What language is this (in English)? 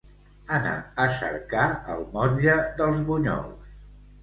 Catalan